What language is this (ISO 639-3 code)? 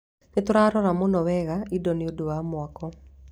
kik